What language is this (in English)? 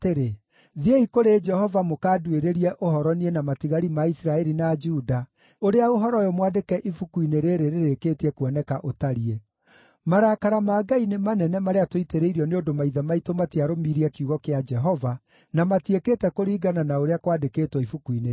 Kikuyu